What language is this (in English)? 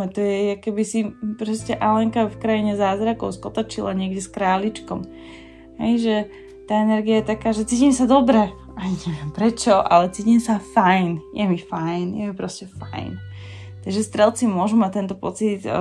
Slovak